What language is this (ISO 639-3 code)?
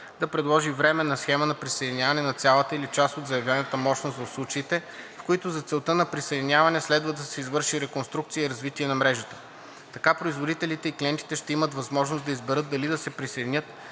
bul